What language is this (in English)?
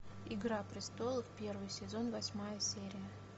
Russian